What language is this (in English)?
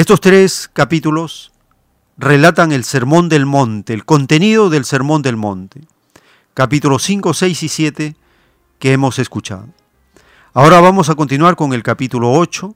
Spanish